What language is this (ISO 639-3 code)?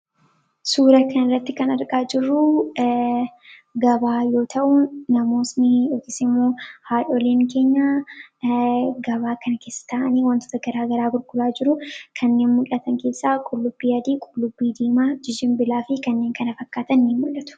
orm